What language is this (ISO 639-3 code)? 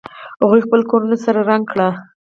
pus